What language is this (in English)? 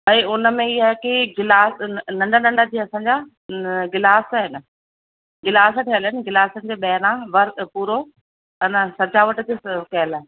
Sindhi